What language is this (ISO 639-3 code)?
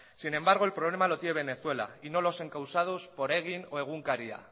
spa